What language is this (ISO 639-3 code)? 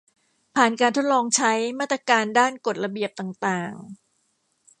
tha